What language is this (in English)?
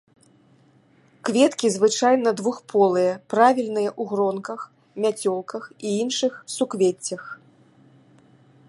Belarusian